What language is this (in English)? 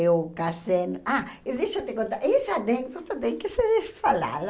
Portuguese